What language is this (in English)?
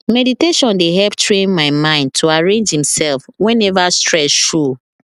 Nigerian Pidgin